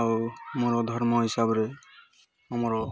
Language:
Odia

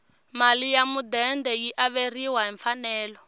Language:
Tsonga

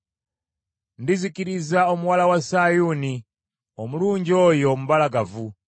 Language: Ganda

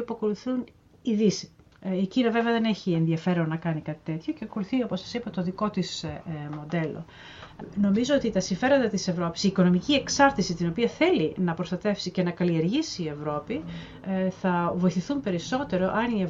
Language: Greek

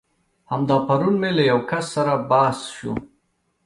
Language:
Pashto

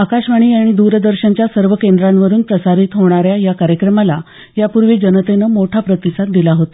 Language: Marathi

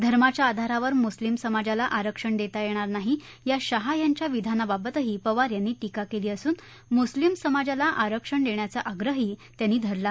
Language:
Marathi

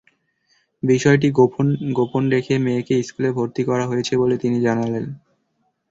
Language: Bangla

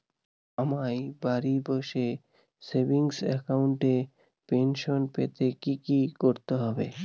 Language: Bangla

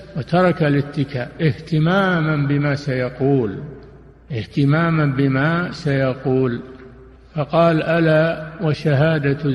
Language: Arabic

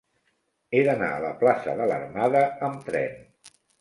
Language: Catalan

